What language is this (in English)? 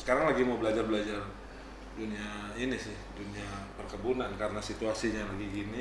Indonesian